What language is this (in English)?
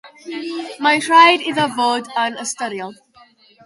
Welsh